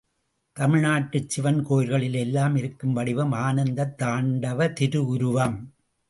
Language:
Tamil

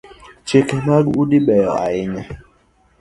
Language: Luo (Kenya and Tanzania)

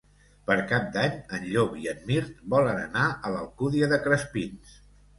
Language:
Catalan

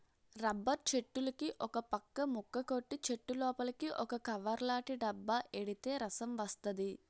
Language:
Telugu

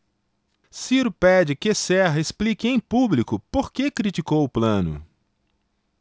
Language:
Portuguese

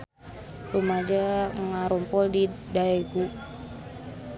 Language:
Sundanese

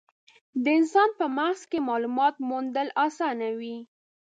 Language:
Pashto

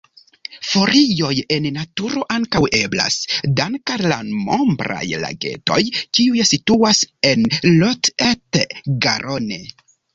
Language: Esperanto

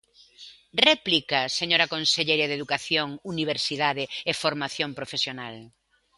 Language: Galician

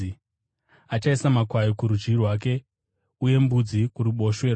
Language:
Shona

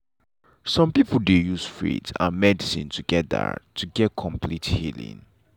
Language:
Nigerian Pidgin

